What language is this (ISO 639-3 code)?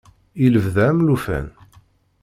kab